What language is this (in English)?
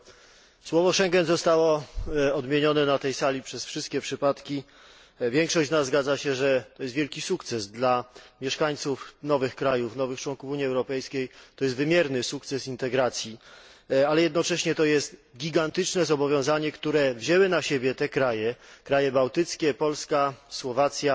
Polish